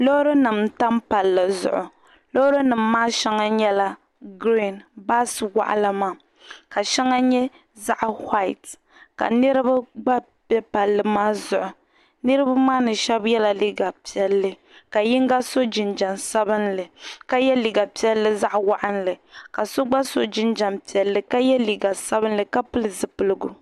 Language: Dagbani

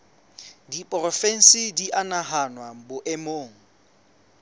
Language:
Southern Sotho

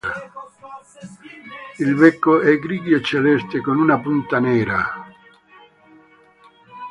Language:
Italian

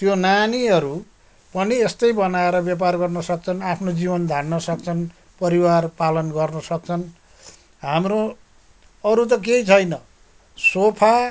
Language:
Nepali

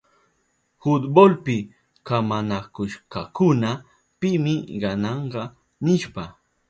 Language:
Southern Pastaza Quechua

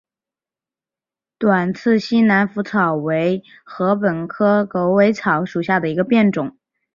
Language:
Chinese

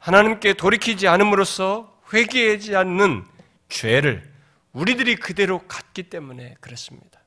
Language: Korean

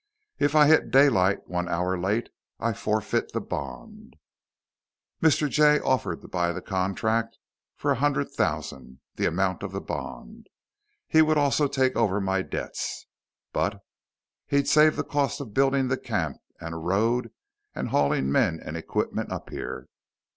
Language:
English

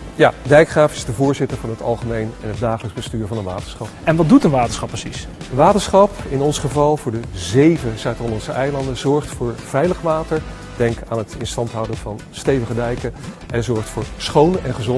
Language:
Dutch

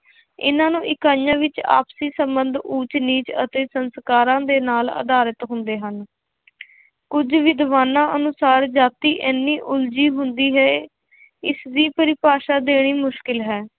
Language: Punjabi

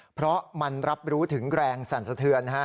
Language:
Thai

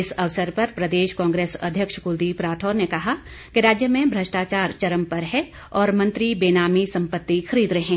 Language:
Hindi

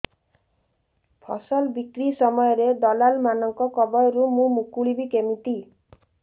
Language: Odia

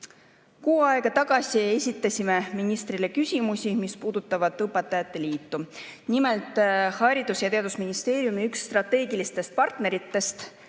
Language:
Estonian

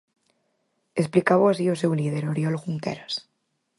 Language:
Galician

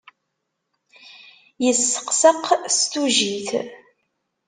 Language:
Kabyle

